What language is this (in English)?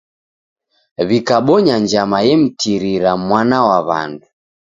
Taita